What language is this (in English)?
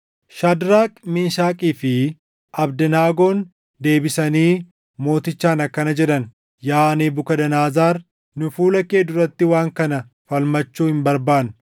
Oromo